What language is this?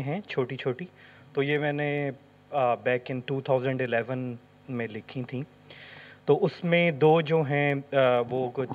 Urdu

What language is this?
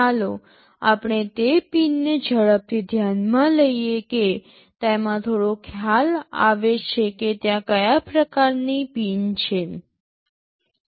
Gujarati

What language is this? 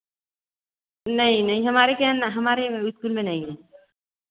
Hindi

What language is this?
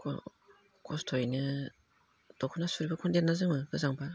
Bodo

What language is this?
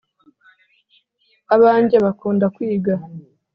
Kinyarwanda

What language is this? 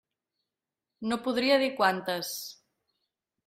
Catalan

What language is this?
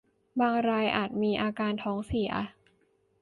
Thai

